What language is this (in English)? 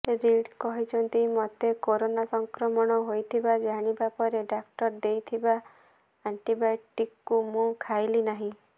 Odia